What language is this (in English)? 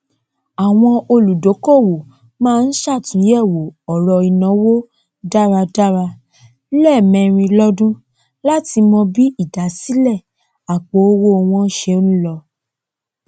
Yoruba